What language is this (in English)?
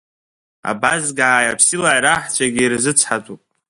Abkhazian